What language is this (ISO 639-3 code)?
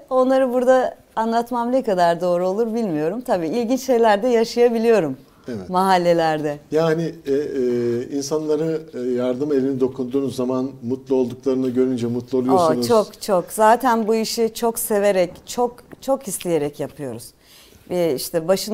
tur